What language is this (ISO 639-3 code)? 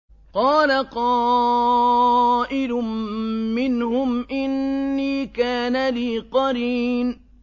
ara